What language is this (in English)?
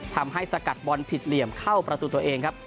Thai